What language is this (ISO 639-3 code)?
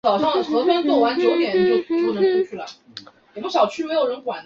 zho